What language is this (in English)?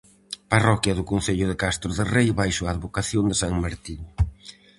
Galician